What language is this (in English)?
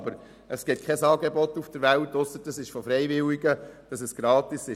Swiss German